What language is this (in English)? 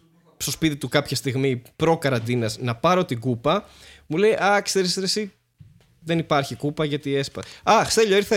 Greek